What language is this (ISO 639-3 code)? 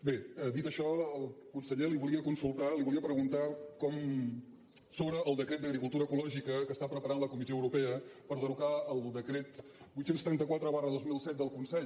cat